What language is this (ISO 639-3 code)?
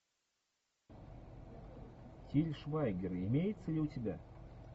rus